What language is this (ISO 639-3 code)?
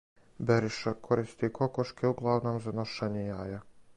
srp